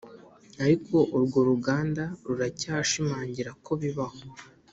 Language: Kinyarwanda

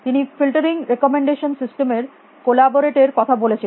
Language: Bangla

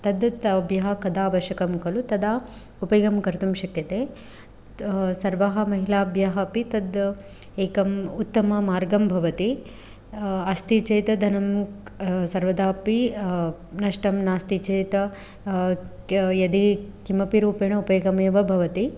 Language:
Sanskrit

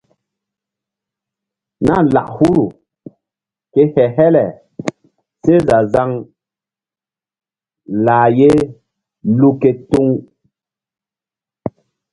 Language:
Mbum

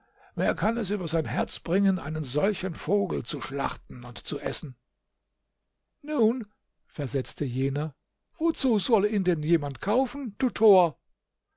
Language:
German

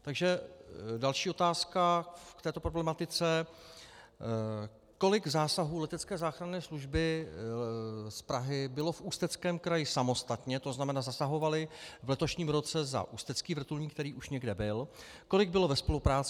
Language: Czech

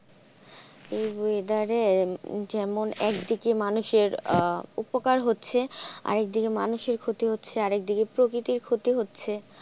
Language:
Bangla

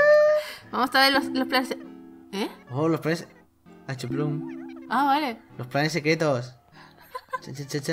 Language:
Spanish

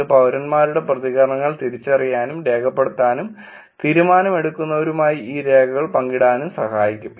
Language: Malayalam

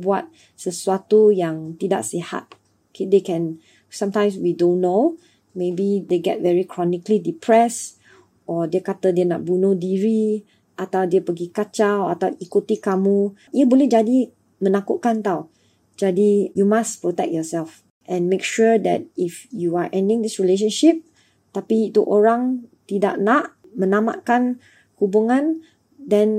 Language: Malay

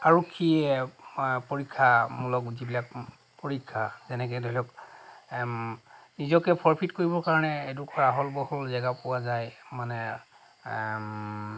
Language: Assamese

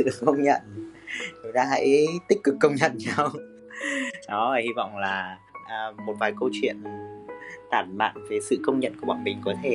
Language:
Vietnamese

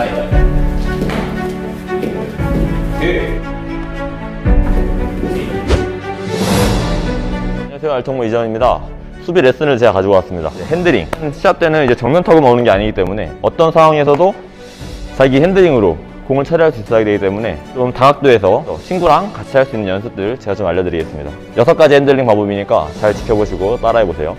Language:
Korean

